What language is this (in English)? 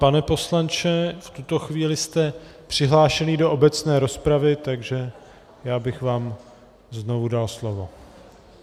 Czech